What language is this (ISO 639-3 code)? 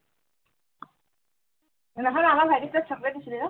asm